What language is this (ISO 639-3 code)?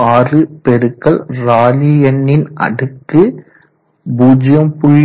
tam